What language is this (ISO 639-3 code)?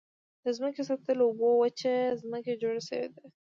pus